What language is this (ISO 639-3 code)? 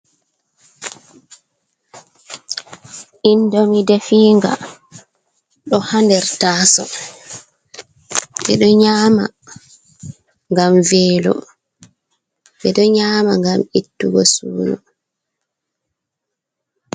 ful